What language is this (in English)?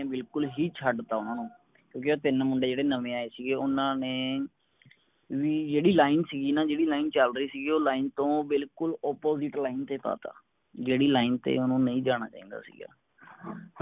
Punjabi